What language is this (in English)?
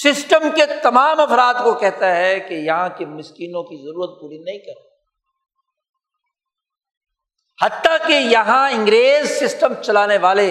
Urdu